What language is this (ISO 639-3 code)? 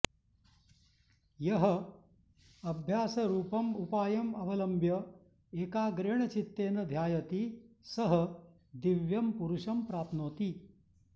san